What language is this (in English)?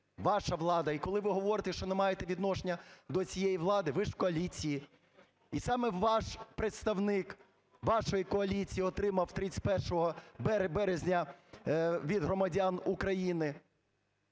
Ukrainian